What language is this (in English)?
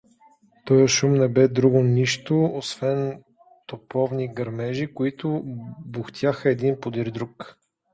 Bulgarian